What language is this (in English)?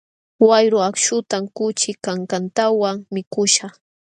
Jauja Wanca Quechua